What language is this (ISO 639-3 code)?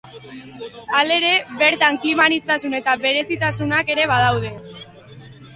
eus